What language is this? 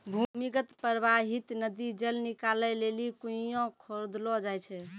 Maithili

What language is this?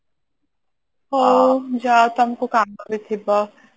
Odia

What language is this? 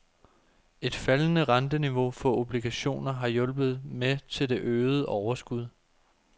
Danish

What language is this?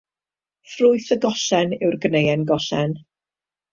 Welsh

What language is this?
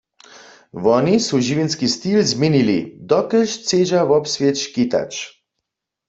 Upper Sorbian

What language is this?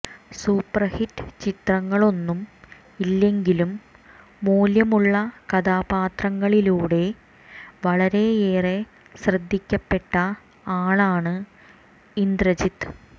Malayalam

